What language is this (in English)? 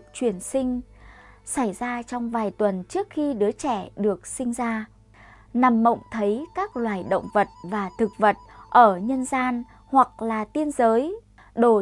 Vietnamese